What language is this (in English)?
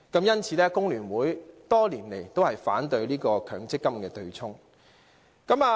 Cantonese